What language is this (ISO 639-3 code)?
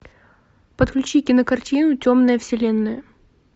rus